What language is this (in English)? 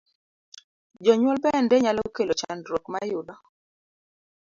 Luo (Kenya and Tanzania)